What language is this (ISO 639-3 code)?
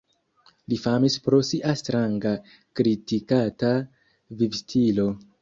epo